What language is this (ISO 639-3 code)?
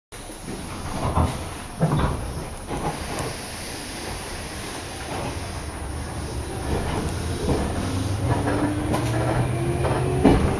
jpn